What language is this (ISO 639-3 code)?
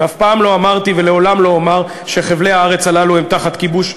heb